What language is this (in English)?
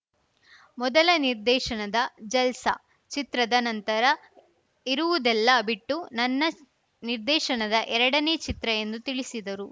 Kannada